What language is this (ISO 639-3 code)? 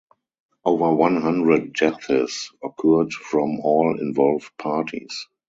eng